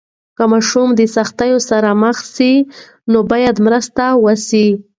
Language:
Pashto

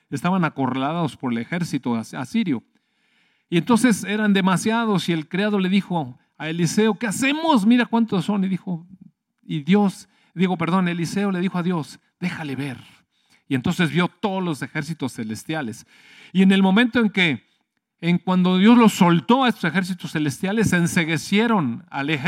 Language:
Spanish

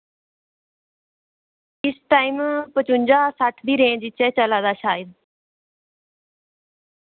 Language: Dogri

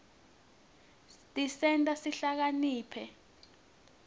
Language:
Swati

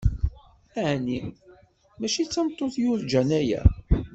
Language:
Kabyle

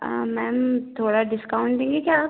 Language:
Hindi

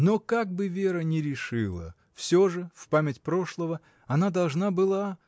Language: Russian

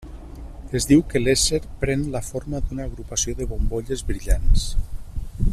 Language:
Catalan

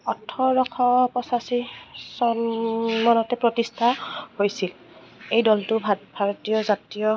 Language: Assamese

